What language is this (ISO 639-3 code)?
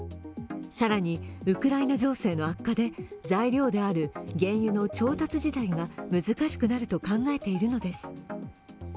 jpn